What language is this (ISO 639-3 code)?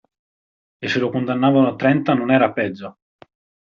ita